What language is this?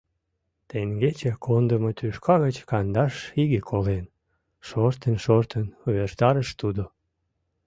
Mari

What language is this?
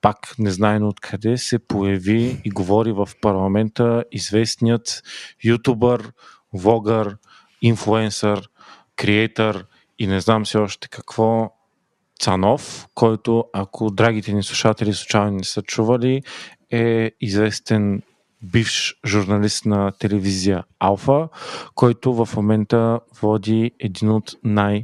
Bulgarian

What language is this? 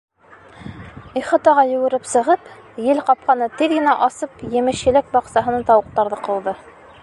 Bashkir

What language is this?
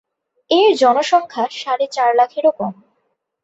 Bangla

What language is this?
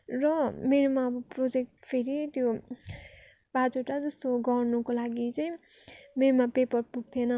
Nepali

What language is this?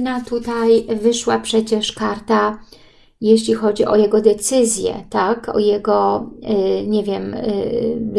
Polish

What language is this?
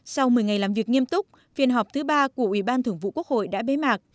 Vietnamese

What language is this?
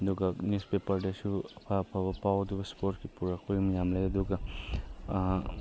Manipuri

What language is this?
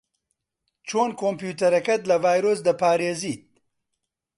Central Kurdish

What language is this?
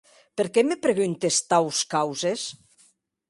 Occitan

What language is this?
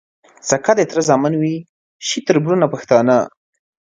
Pashto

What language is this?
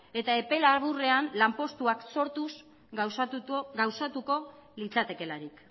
Basque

